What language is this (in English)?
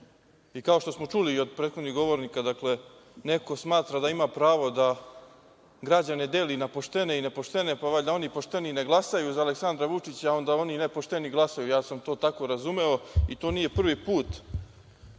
Serbian